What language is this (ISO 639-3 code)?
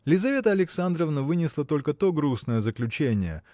rus